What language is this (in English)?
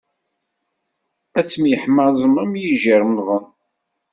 Kabyle